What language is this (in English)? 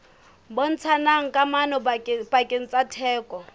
Southern Sotho